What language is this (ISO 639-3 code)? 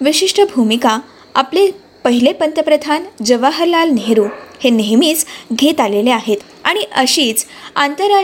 mar